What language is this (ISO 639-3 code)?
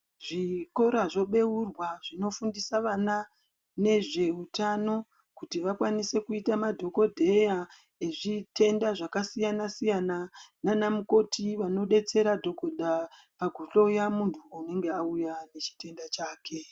ndc